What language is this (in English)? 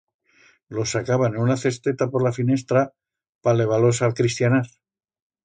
Aragonese